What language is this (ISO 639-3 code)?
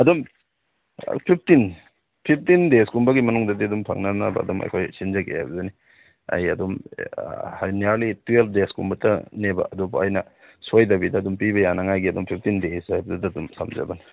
mni